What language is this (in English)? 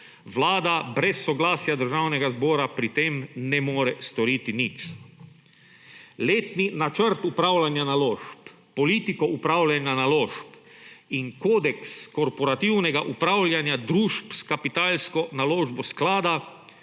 Slovenian